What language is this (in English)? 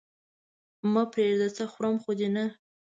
Pashto